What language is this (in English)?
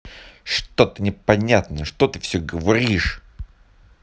Russian